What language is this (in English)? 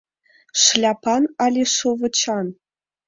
Mari